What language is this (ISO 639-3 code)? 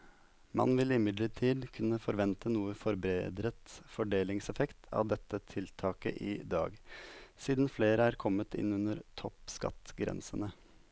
nor